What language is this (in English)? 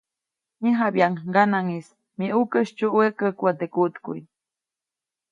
Copainalá Zoque